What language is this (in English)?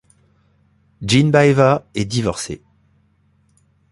French